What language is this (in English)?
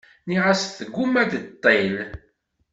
Kabyle